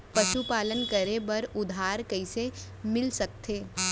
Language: Chhattisgarhi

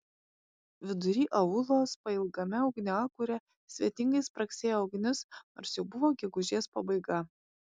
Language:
Lithuanian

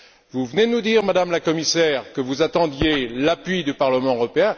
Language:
French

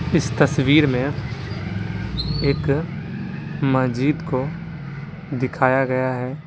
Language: Hindi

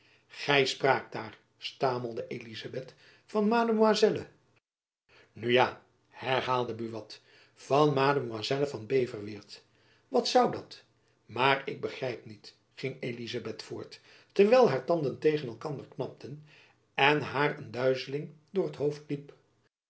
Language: Dutch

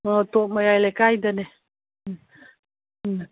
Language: Manipuri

